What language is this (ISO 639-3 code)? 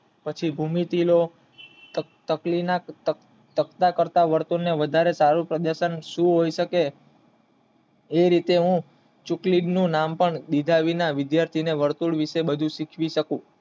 guj